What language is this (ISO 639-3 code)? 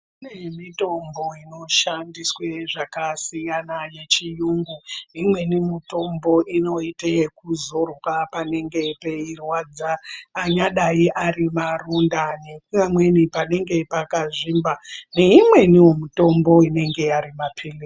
ndc